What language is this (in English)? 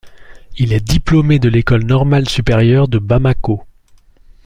French